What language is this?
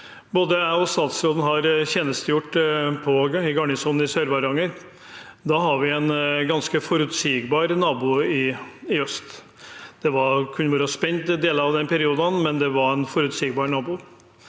Norwegian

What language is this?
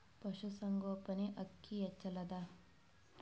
Kannada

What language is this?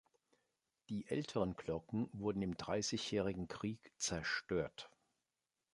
German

